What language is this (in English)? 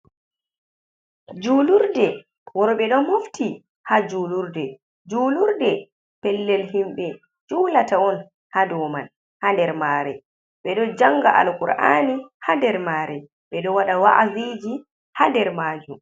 Fula